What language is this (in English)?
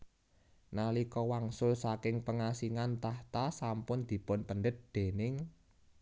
Javanese